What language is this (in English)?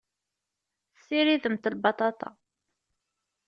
Kabyle